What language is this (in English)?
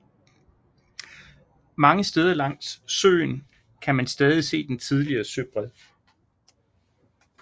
Danish